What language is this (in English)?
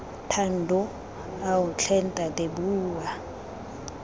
Tswana